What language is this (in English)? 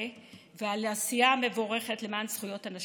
Hebrew